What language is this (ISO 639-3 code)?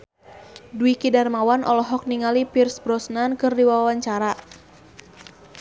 sun